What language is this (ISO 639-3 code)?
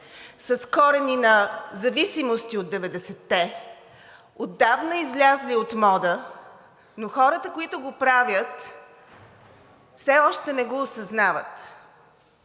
bul